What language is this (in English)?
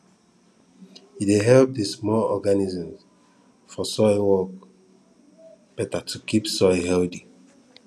Nigerian Pidgin